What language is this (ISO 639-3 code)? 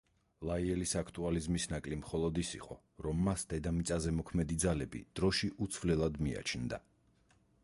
kat